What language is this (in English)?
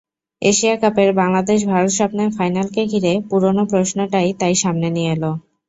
Bangla